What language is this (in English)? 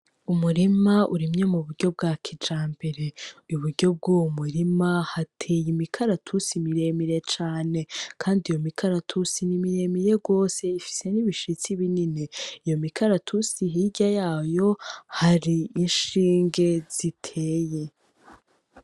Rundi